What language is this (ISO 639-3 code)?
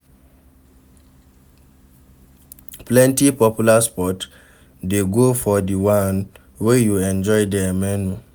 pcm